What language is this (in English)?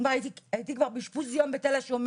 Hebrew